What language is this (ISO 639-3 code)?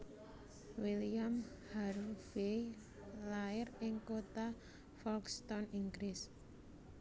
jav